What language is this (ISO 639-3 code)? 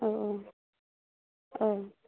brx